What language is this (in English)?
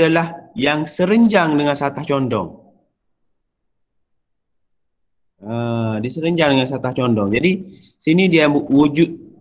Malay